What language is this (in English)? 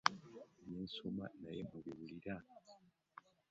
Ganda